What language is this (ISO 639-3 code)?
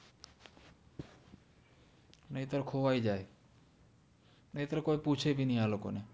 guj